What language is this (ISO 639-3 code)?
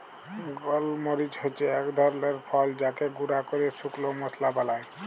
ben